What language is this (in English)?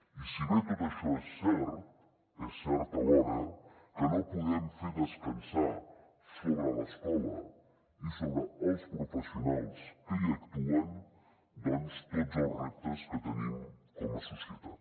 Catalan